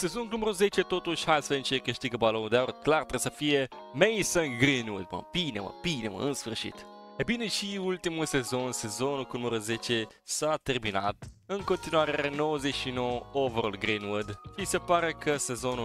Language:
Romanian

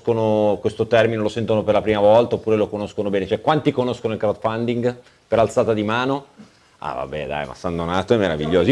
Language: Italian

